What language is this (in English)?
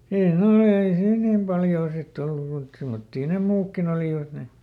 Finnish